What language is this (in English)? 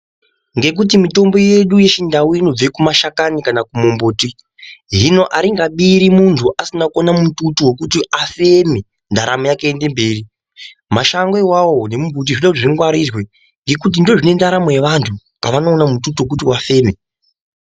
Ndau